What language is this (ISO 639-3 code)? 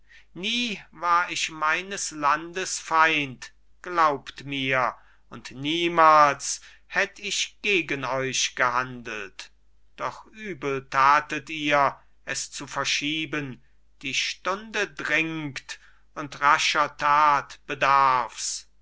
deu